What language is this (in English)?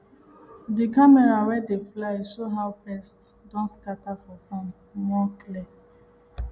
Nigerian Pidgin